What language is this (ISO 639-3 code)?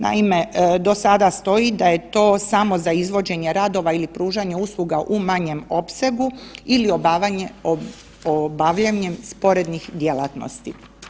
hrv